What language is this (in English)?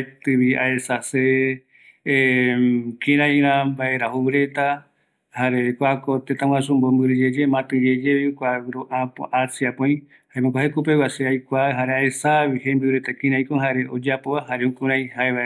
Eastern Bolivian Guaraní